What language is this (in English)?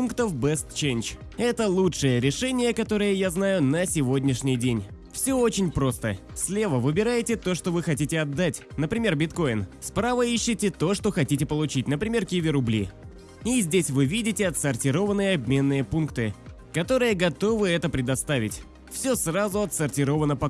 Russian